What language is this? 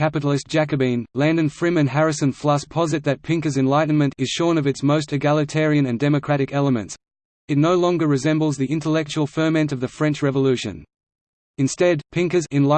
English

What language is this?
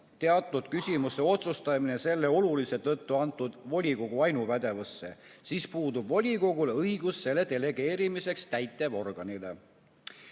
Estonian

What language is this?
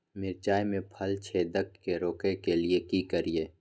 Maithili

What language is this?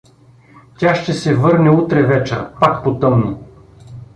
Bulgarian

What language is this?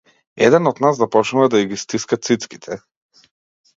Macedonian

